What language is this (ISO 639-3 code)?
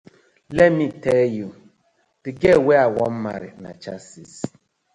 pcm